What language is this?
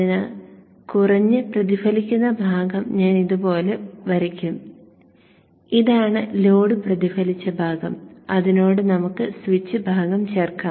Malayalam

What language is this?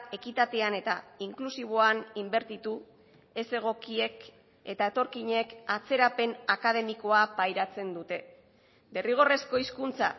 Basque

